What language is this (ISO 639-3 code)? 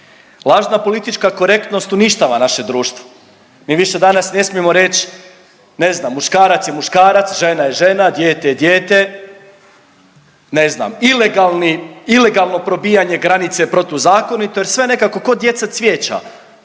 hrv